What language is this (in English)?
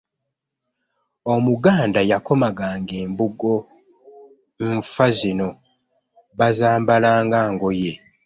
Ganda